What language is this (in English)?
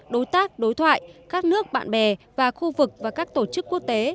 Vietnamese